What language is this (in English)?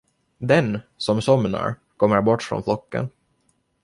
Swedish